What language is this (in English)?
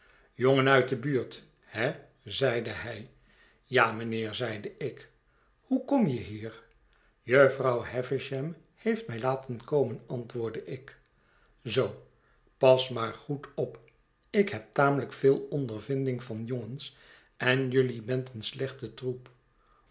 Dutch